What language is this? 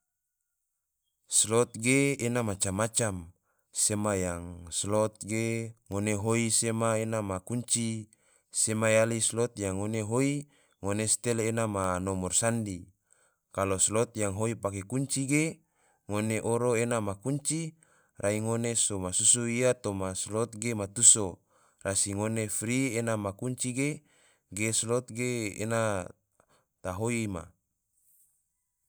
Tidore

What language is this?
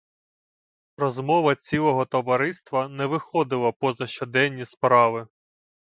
Ukrainian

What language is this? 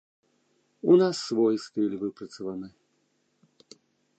Belarusian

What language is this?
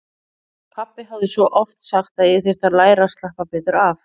Icelandic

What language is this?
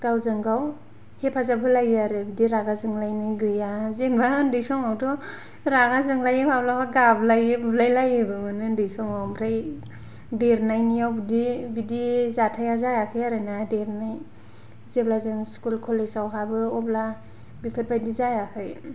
Bodo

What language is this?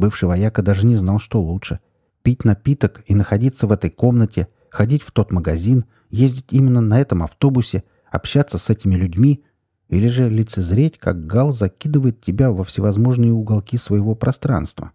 Russian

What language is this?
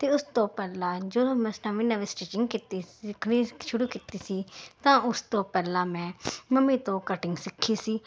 Punjabi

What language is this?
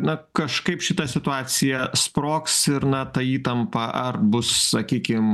Lithuanian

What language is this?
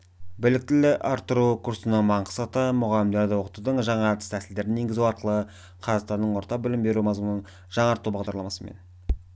Kazakh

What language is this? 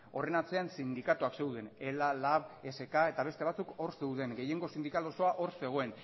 Basque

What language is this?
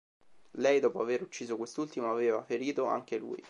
Italian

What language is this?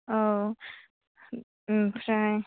Bodo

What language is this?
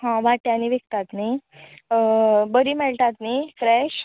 Konkani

